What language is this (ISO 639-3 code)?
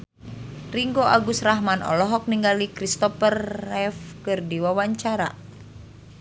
sun